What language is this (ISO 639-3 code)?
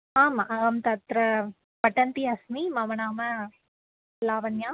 san